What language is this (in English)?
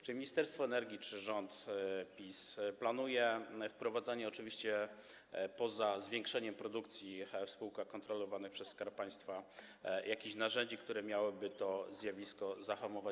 Polish